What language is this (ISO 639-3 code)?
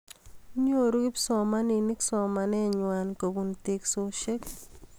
kln